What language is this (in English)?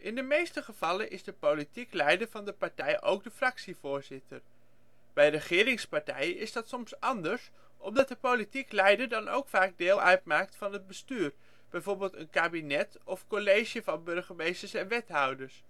Dutch